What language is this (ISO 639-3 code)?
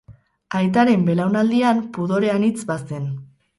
eus